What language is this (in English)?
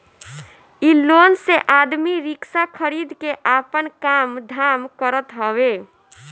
Bhojpuri